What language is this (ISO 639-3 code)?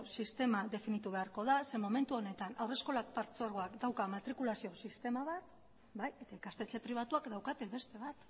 eus